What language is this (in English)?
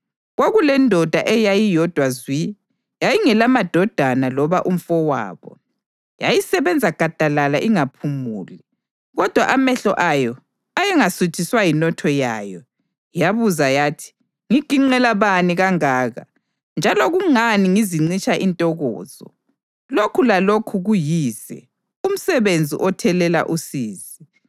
North Ndebele